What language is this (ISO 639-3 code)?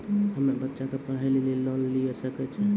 mai